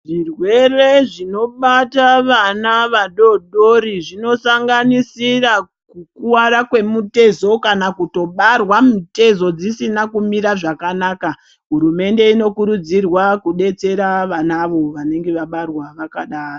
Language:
Ndau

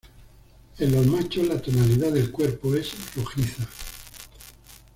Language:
Spanish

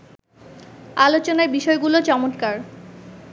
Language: Bangla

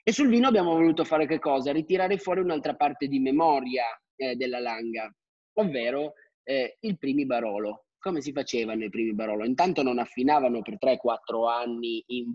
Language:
Italian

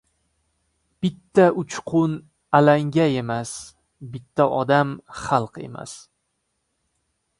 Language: Uzbek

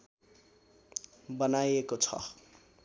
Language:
Nepali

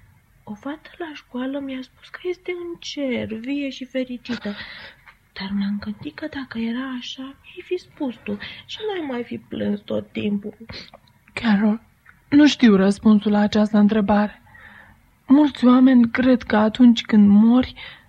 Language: Romanian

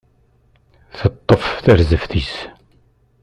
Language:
Kabyle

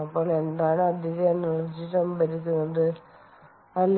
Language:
Malayalam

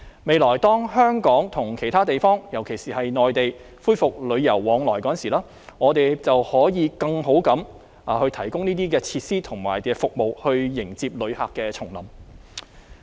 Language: Cantonese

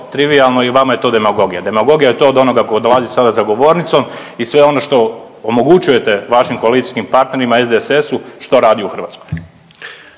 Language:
Croatian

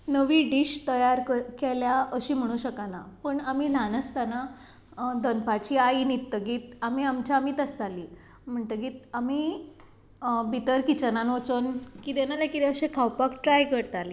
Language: Konkani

